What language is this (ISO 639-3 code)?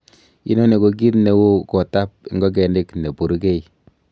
kln